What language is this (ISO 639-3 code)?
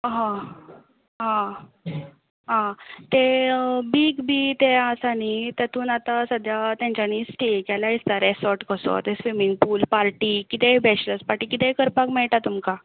kok